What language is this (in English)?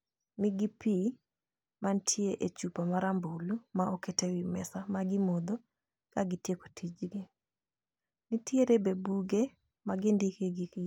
Luo (Kenya and Tanzania)